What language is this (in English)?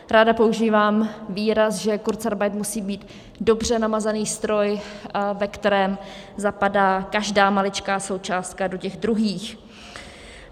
Czech